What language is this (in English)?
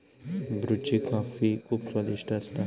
Marathi